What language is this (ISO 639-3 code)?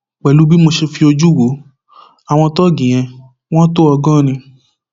yor